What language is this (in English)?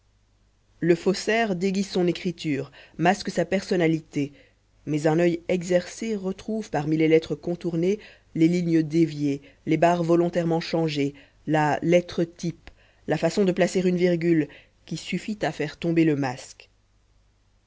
French